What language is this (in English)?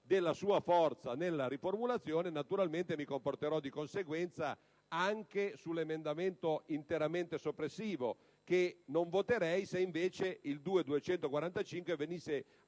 Italian